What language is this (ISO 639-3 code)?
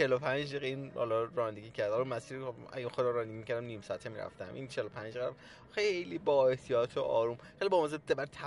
fas